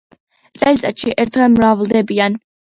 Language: Georgian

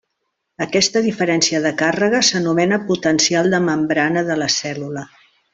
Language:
Catalan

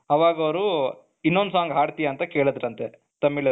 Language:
Kannada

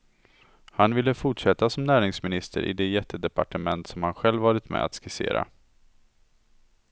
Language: Swedish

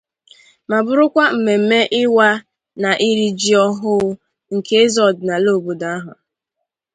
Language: Igbo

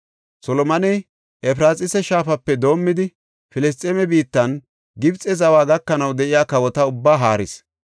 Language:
Gofa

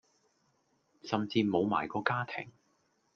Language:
Cantonese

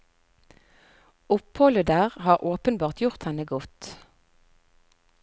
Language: Norwegian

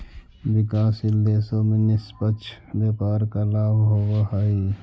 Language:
Magahi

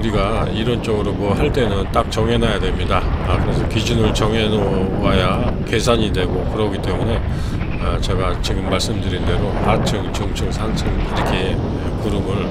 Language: Korean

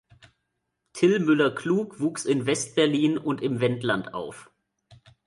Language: German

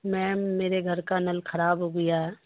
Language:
Urdu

